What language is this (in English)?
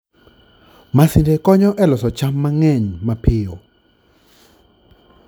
Luo (Kenya and Tanzania)